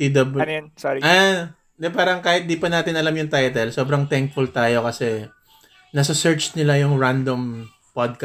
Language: Filipino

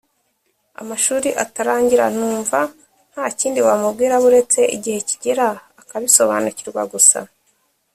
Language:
Kinyarwanda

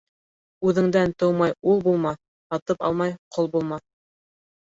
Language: Bashkir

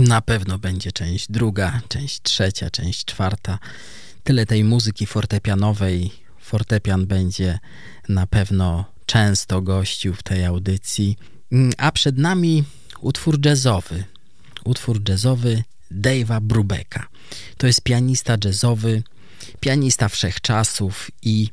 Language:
Polish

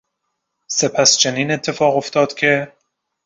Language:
Persian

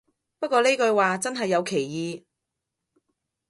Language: Cantonese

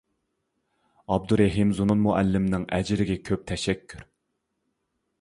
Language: Uyghur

